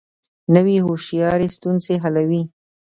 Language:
Pashto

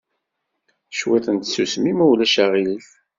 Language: Kabyle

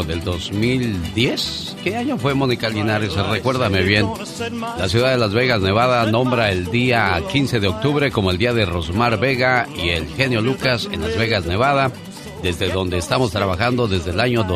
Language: Spanish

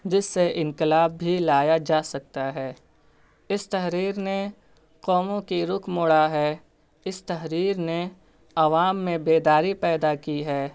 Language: Urdu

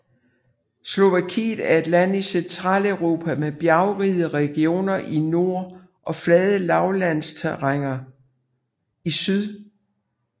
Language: Danish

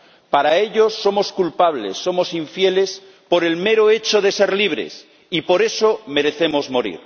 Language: Spanish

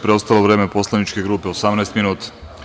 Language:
Serbian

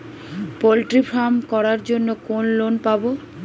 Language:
Bangla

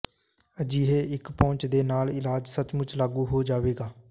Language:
Punjabi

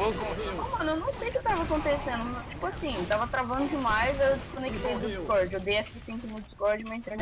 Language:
Portuguese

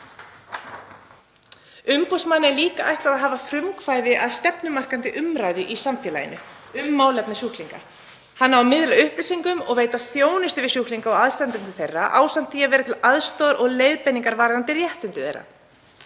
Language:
Icelandic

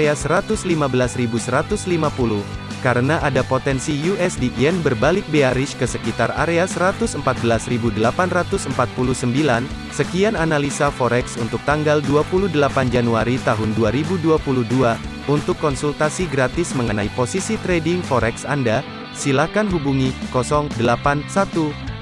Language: Indonesian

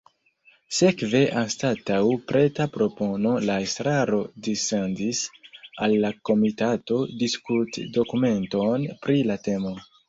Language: Esperanto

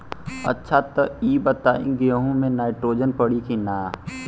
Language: Bhojpuri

